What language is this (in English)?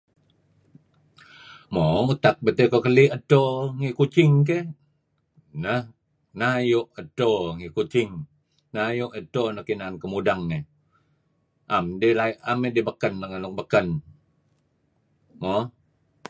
Kelabit